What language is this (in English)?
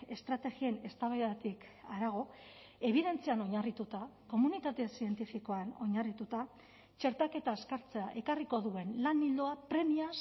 Basque